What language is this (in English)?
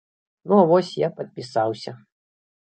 Belarusian